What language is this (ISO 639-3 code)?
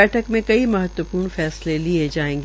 hin